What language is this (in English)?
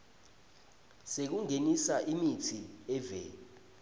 Swati